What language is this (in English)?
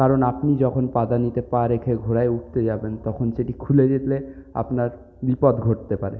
Bangla